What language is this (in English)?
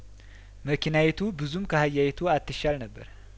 Amharic